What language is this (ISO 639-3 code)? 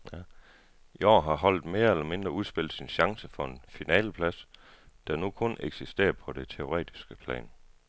dan